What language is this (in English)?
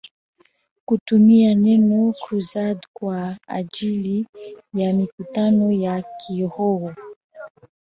Swahili